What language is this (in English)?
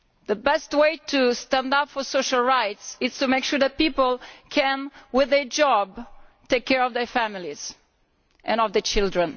English